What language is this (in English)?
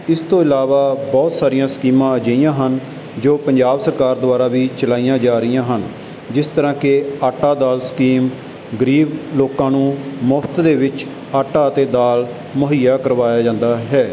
Punjabi